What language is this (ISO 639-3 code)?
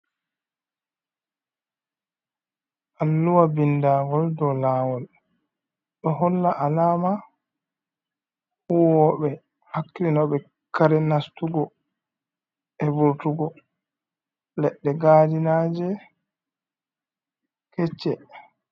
ful